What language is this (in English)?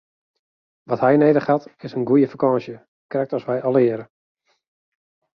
Western Frisian